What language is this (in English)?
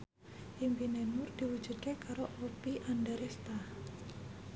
Javanese